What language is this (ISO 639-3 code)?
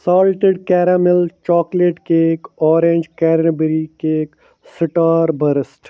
kas